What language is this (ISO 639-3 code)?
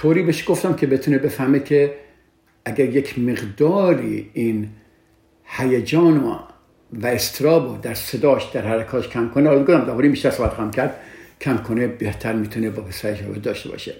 fas